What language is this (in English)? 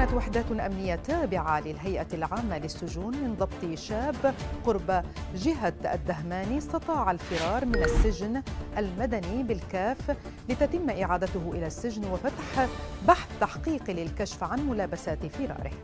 Arabic